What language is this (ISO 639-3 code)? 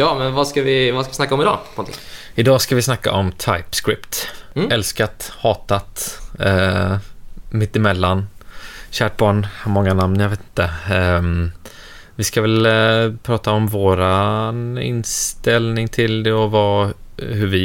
swe